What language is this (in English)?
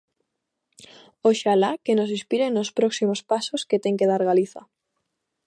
Galician